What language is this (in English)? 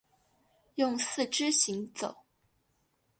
Chinese